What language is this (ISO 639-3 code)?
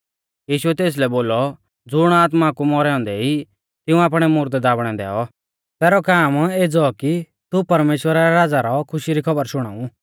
bfz